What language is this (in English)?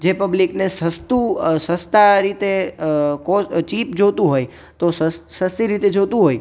Gujarati